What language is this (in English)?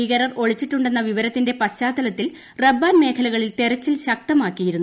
Malayalam